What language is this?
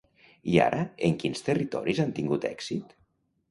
Catalan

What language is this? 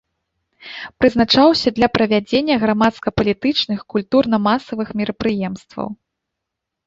Belarusian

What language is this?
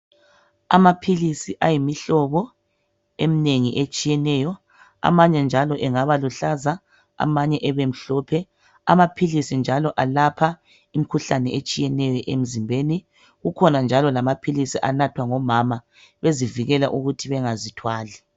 North Ndebele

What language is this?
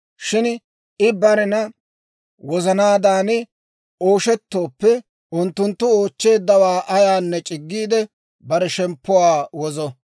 Dawro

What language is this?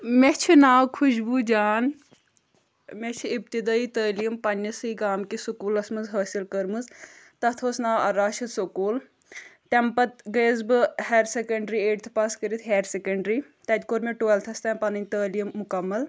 Kashmiri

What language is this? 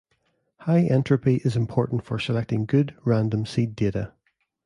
English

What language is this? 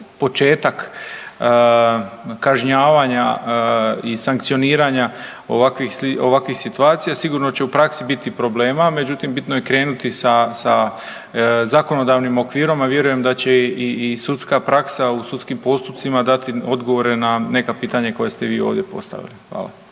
Croatian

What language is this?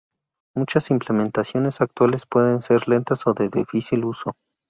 Spanish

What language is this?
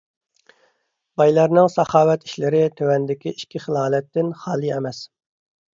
Uyghur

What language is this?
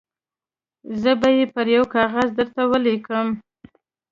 Pashto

